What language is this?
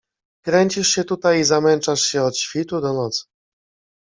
Polish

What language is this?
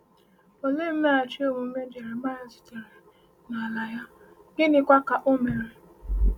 Igbo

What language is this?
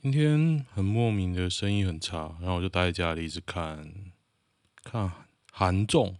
Chinese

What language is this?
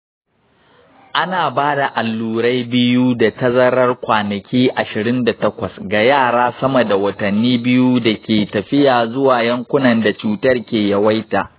Hausa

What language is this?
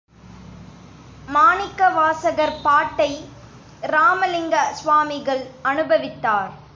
Tamil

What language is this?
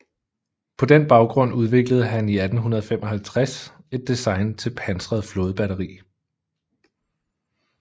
Danish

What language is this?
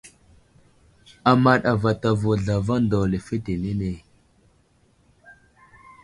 Wuzlam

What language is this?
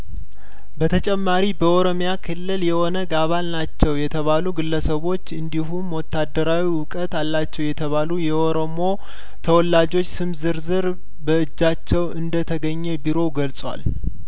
Amharic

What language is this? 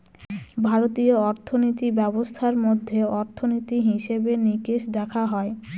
Bangla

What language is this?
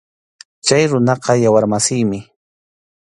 Arequipa-La Unión Quechua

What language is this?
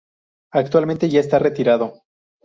Spanish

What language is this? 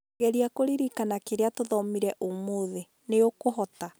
Kikuyu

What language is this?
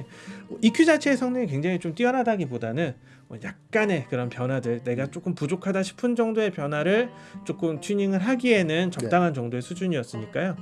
Korean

